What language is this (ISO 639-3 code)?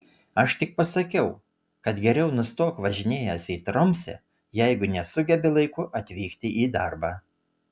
lit